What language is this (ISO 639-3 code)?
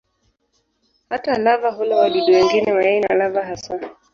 swa